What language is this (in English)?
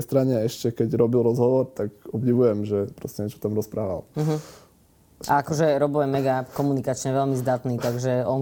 Slovak